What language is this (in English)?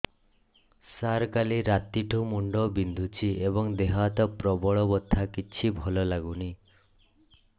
Odia